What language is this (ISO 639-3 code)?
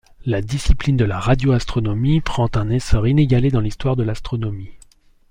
fra